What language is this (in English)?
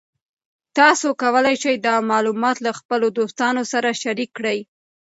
Pashto